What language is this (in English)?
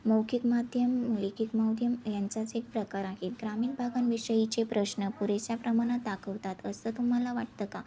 Marathi